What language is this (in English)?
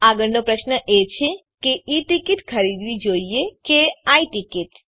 Gujarati